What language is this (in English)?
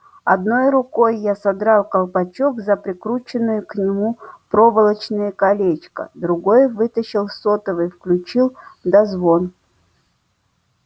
Russian